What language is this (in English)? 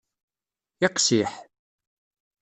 Kabyle